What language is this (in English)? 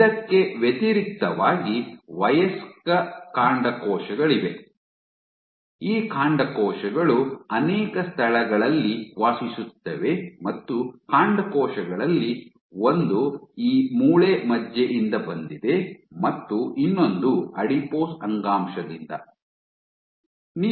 Kannada